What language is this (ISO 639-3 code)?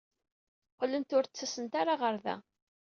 kab